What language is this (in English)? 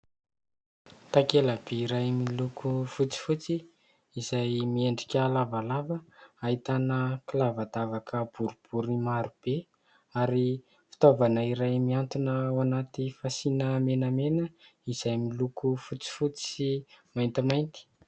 Malagasy